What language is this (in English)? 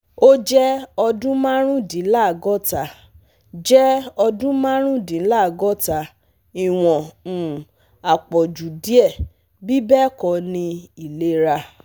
Yoruba